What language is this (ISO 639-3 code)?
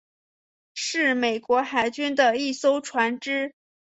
zho